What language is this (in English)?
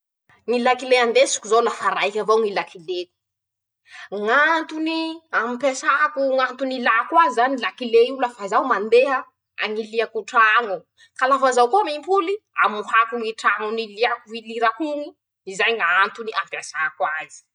Masikoro Malagasy